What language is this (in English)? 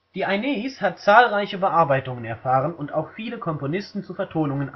German